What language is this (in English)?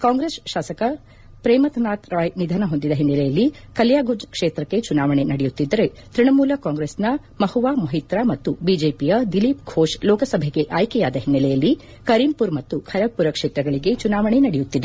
Kannada